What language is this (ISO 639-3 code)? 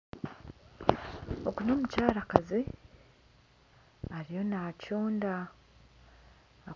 nyn